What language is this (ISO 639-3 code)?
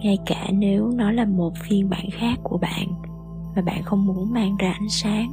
vie